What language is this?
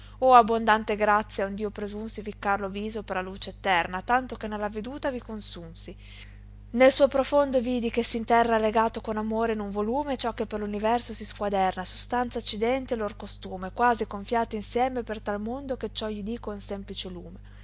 Italian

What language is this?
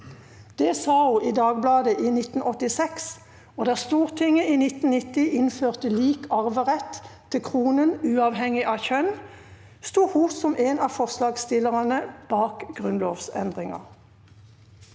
Norwegian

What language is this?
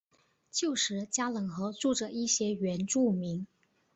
Chinese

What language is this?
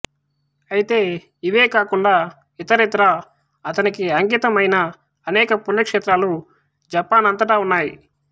Telugu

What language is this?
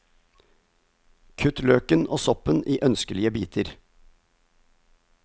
Norwegian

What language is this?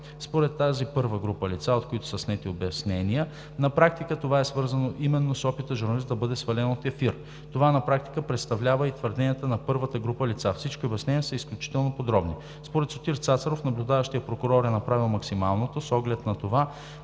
Bulgarian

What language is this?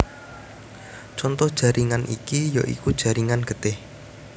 Javanese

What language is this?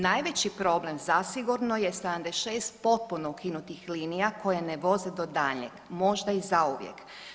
Croatian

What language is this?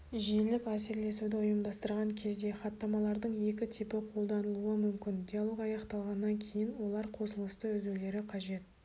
Kazakh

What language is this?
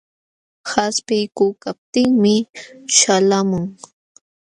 Jauja Wanca Quechua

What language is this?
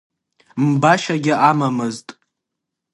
Abkhazian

